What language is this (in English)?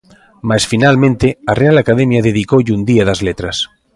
Galician